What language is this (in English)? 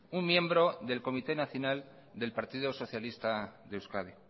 Spanish